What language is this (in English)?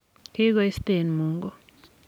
Kalenjin